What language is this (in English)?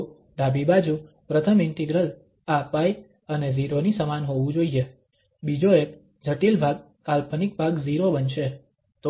Gujarati